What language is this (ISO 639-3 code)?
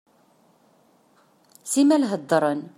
kab